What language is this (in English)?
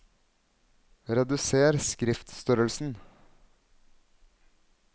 Norwegian